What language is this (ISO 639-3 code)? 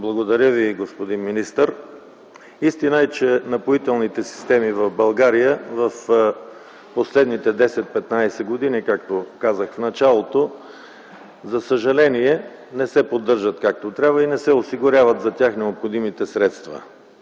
bul